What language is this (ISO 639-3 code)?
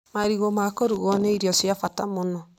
kik